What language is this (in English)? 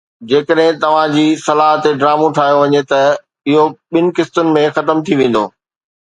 Sindhi